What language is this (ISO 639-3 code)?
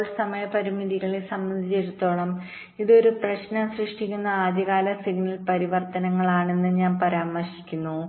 mal